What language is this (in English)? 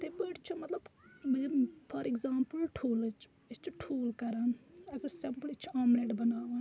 Kashmiri